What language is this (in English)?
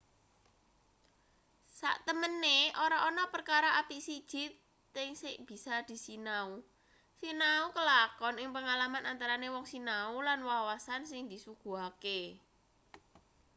Javanese